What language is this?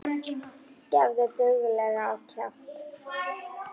Icelandic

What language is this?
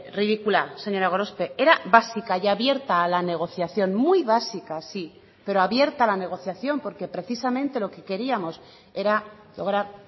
Spanish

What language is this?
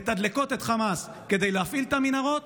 Hebrew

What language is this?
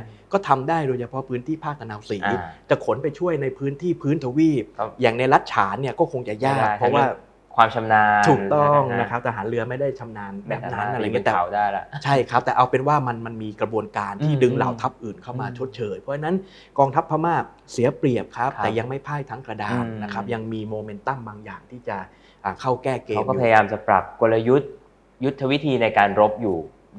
Thai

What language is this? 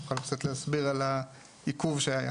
Hebrew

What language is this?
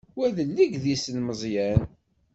Kabyle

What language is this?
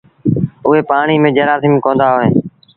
Sindhi Bhil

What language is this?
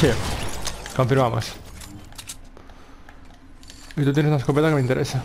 Spanish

